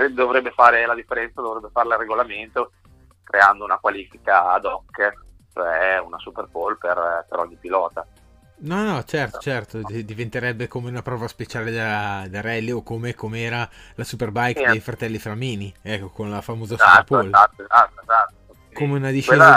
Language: Italian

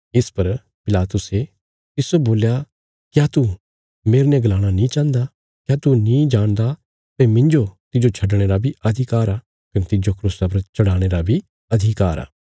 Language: Bilaspuri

